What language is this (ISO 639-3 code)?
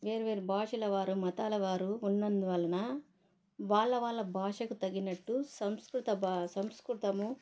tel